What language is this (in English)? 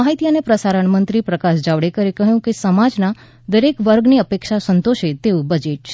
Gujarati